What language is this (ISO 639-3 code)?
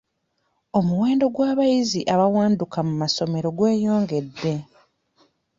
lug